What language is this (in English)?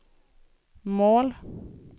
Swedish